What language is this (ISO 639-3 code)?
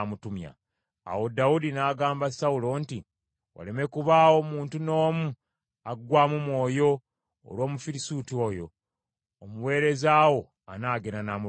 lug